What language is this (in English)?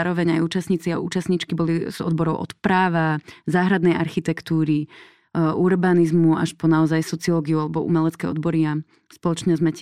Slovak